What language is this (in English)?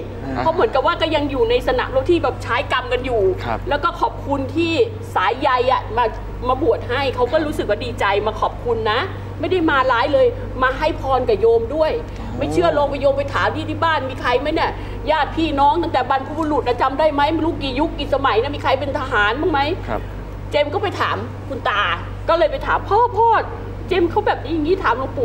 Thai